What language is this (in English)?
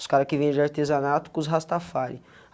Portuguese